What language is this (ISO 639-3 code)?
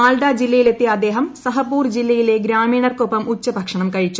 mal